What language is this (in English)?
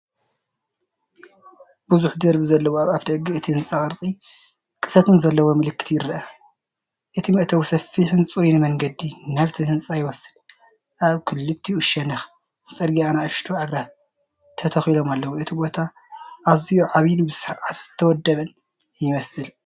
Tigrinya